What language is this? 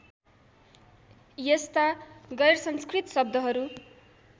Nepali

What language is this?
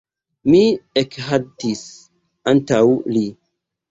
Esperanto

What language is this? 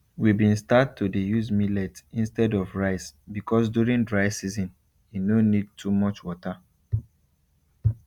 Nigerian Pidgin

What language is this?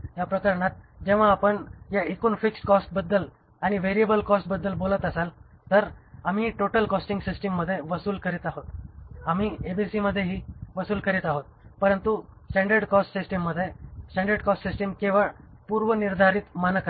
Marathi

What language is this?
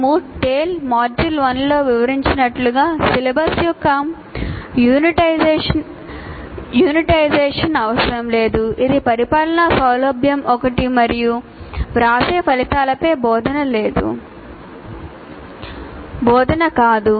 Telugu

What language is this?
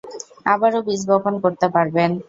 Bangla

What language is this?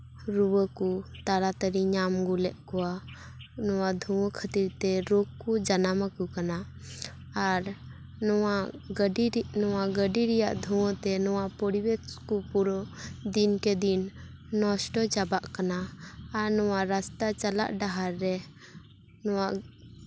Santali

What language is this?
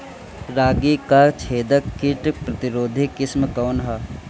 Bhojpuri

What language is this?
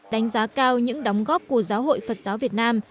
Vietnamese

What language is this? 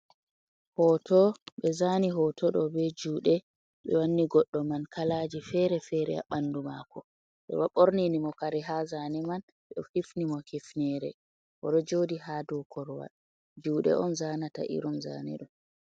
Fula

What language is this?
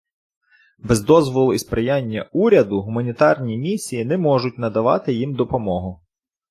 Ukrainian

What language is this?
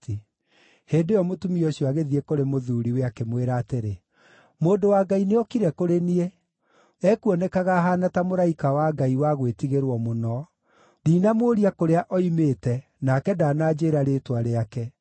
Kikuyu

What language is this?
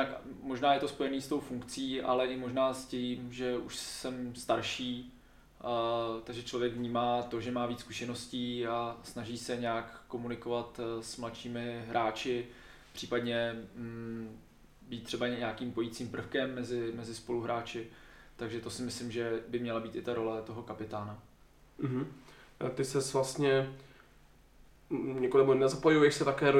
Czech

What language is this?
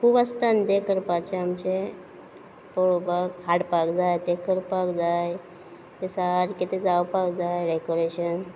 Konkani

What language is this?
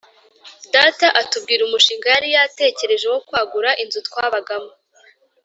Kinyarwanda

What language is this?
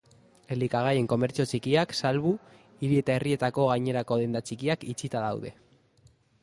Basque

